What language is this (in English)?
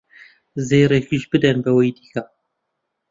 Central Kurdish